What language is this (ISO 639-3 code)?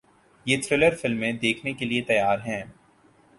urd